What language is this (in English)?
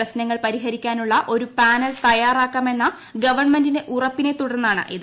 Malayalam